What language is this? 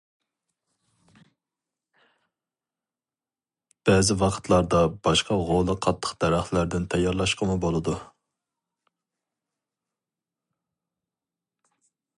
Uyghur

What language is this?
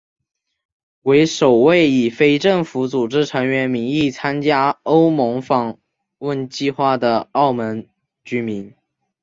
Chinese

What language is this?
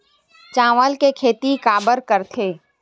Chhattisgarhi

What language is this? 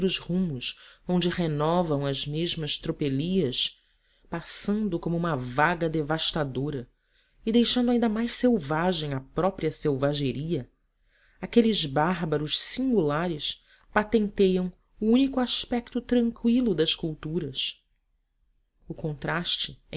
Portuguese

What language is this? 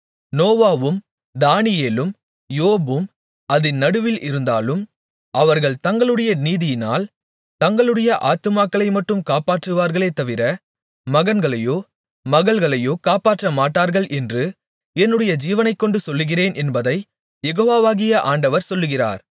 Tamil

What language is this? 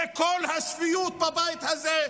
Hebrew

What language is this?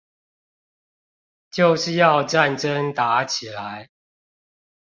Chinese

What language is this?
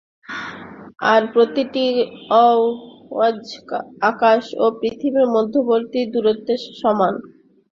Bangla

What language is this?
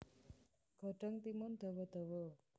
Javanese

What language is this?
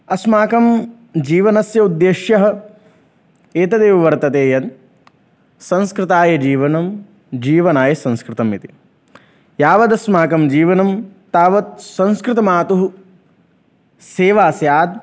Sanskrit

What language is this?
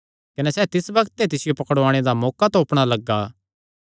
Kangri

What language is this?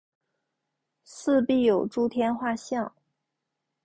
Chinese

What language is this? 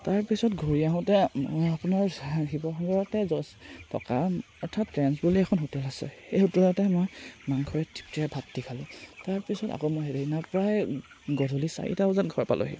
Assamese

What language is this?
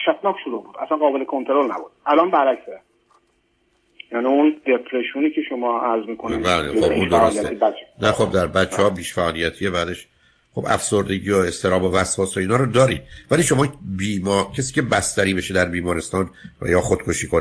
Persian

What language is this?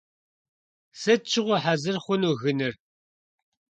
Kabardian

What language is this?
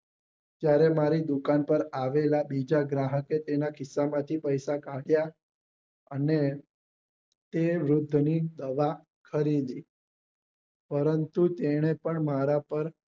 Gujarati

